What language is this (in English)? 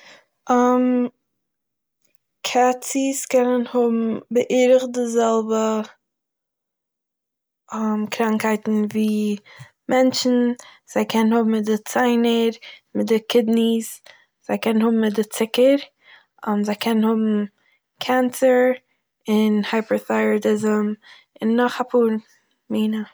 Yiddish